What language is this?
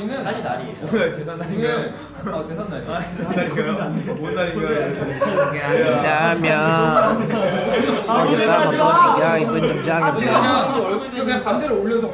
Korean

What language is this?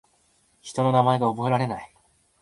Japanese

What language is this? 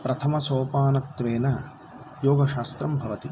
Sanskrit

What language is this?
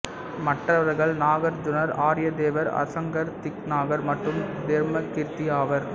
Tamil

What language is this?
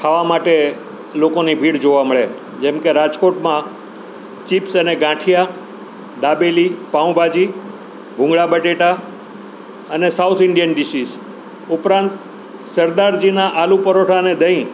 Gujarati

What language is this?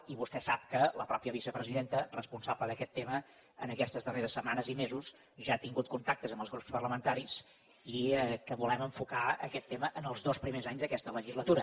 Catalan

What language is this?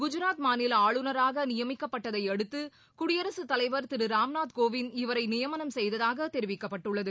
Tamil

